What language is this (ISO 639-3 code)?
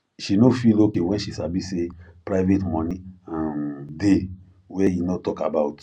pcm